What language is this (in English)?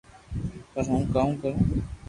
Loarki